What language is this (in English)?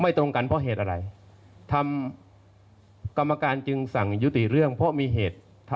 Thai